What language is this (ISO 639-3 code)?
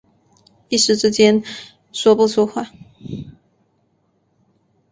zho